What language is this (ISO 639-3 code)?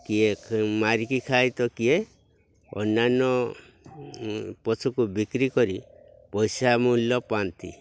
ori